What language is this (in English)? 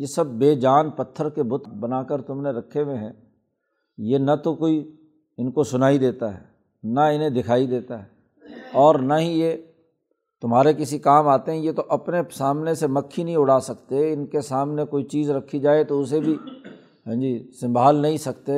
Urdu